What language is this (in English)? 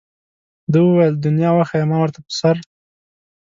Pashto